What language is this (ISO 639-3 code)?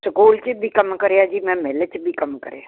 pan